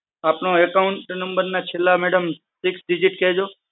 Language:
Gujarati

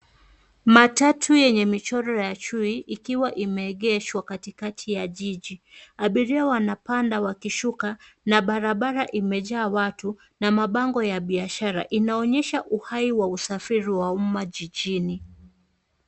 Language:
Swahili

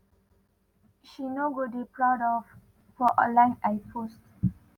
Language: Nigerian Pidgin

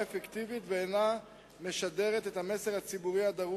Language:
Hebrew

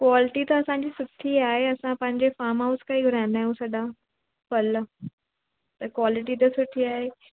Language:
Sindhi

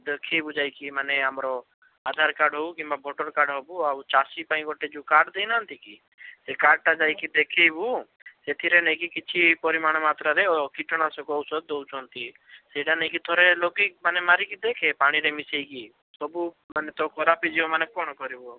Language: Odia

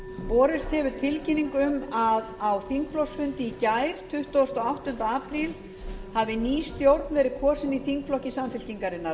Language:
Icelandic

